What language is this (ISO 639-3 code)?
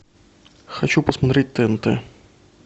rus